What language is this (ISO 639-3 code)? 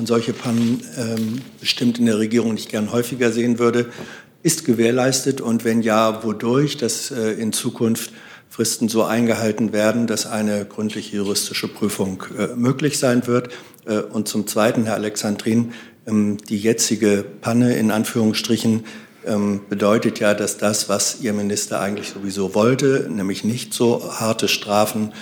deu